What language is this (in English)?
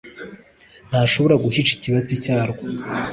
Kinyarwanda